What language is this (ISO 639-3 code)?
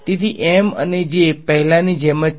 guj